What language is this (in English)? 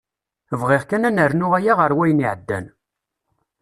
Kabyle